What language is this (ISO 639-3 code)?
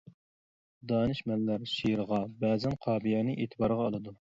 uig